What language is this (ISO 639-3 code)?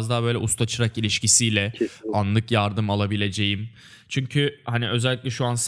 tur